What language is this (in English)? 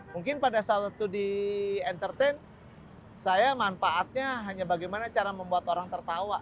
Indonesian